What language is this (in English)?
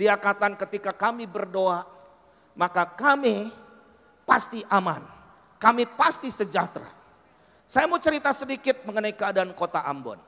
Indonesian